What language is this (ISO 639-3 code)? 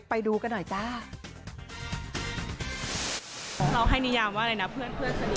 tha